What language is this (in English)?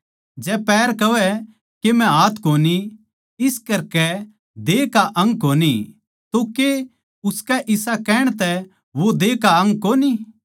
Haryanvi